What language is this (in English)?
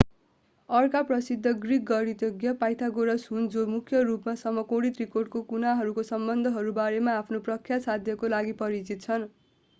Nepali